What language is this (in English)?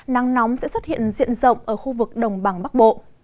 Vietnamese